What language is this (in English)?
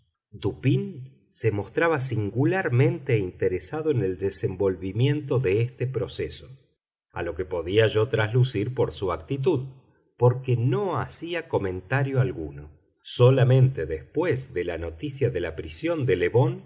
Spanish